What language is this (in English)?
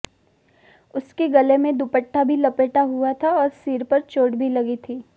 Hindi